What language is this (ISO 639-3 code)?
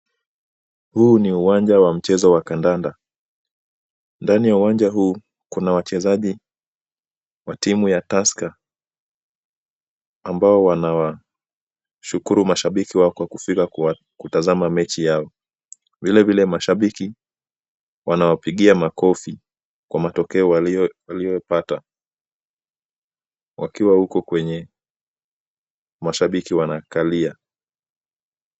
swa